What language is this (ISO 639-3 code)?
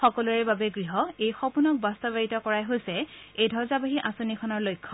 asm